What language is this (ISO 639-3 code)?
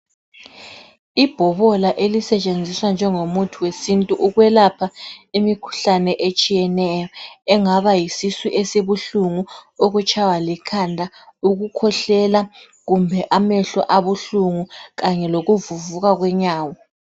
nde